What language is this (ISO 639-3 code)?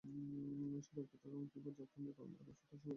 ben